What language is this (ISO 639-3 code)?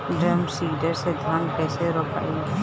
bho